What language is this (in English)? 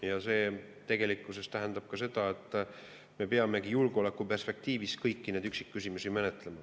Estonian